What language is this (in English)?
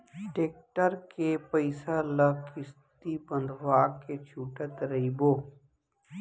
Chhattisgarhi